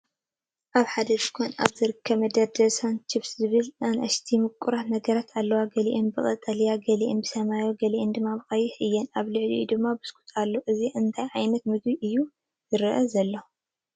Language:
Tigrinya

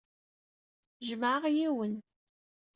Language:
Kabyle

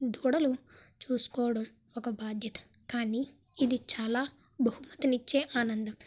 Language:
Telugu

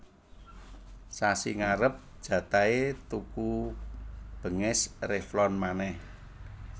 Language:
Javanese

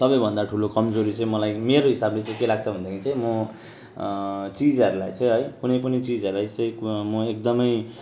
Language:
Nepali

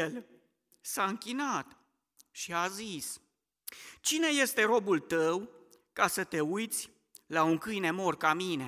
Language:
Romanian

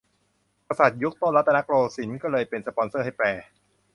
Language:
Thai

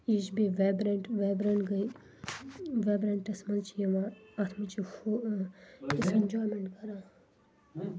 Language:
Kashmiri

